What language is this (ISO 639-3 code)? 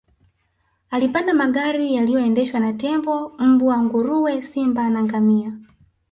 swa